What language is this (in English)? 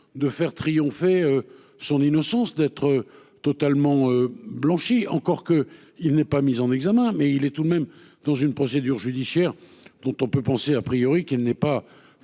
French